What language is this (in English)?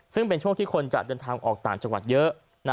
Thai